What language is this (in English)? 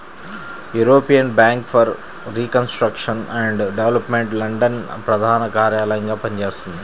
Telugu